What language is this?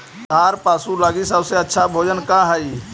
Magahi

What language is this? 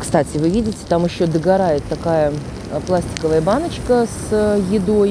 Russian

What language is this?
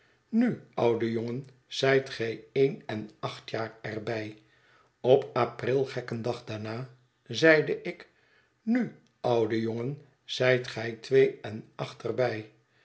Dutch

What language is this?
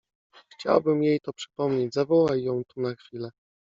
Polish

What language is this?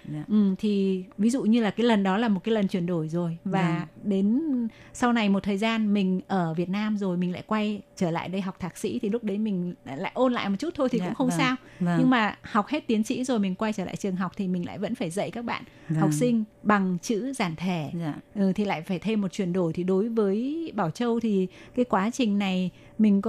Vietnamese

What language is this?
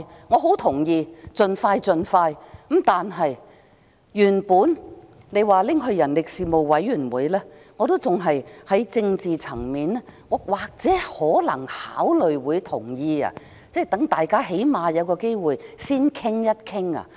Cantonese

